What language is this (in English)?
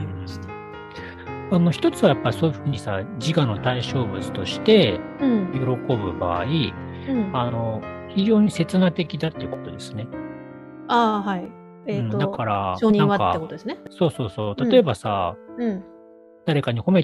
Japanese